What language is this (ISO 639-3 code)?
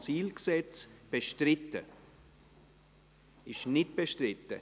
gsw